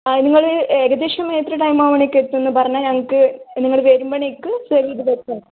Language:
Malayalam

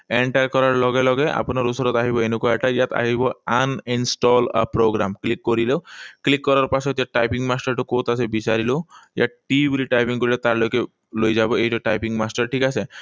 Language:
Assamese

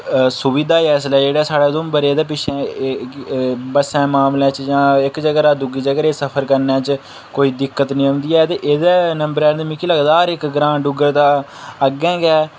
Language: Dogri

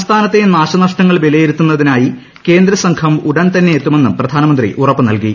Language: Malayalam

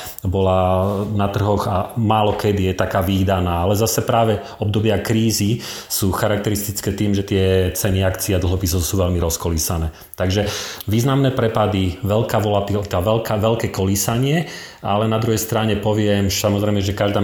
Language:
Slovak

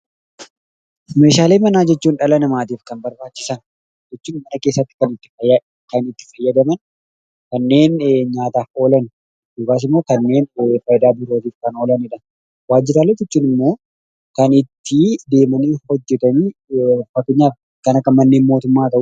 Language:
Oromo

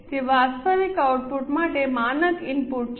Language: Gujarati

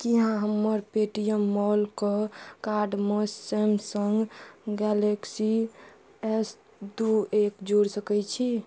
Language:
Maithili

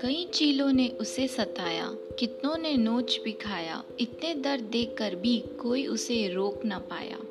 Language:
Hindi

